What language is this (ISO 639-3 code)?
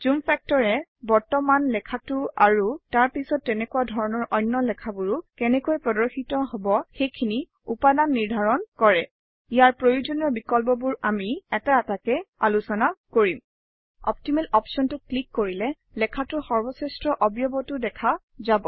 asm